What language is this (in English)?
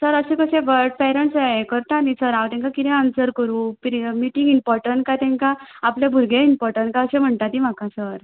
Konkani